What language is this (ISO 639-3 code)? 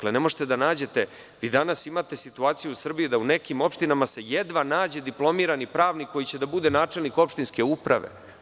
srp